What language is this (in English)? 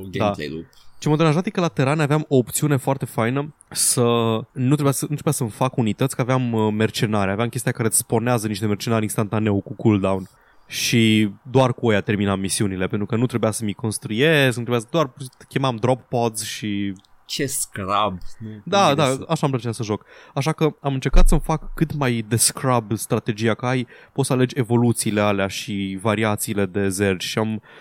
Romanian